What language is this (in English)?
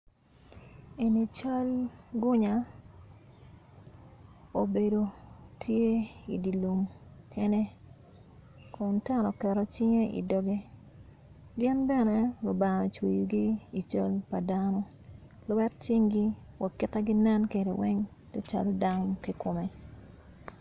Acoli